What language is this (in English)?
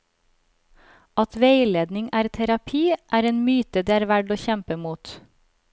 Norwegian